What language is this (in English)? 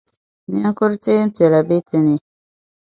Dagbani